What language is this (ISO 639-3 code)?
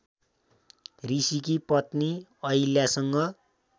nep